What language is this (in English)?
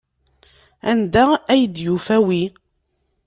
Kabyle